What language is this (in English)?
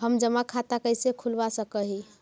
Magahi